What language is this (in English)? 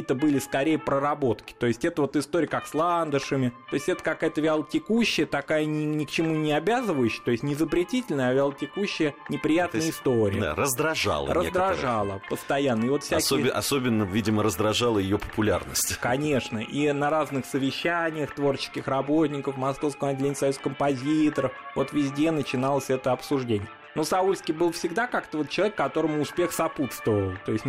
Russian